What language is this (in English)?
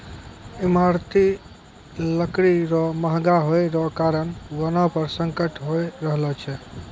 Maithili